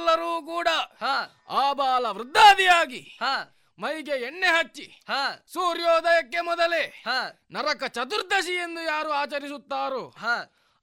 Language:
Kannada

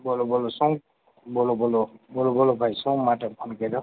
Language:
Gujarati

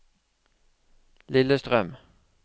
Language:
Norwegian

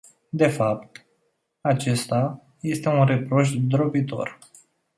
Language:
Romanian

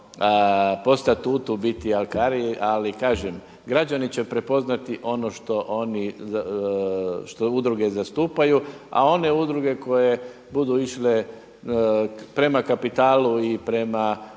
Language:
Croatian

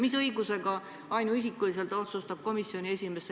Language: Estonian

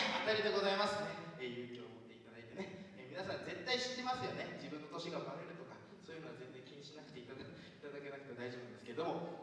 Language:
Japanese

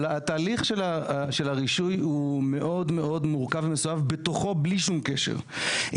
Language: Hebrew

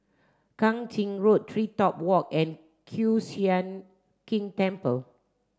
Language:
English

